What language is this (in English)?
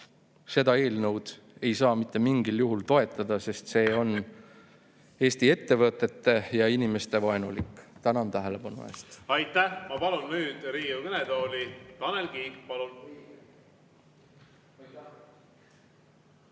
Estonian